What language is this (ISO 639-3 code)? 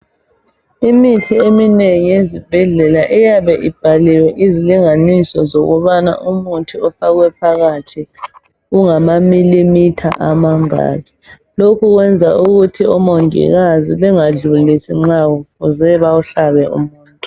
nde